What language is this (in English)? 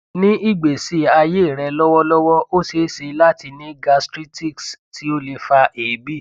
Yoruba